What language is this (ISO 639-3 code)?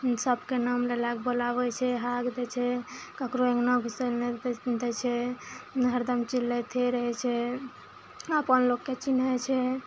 mai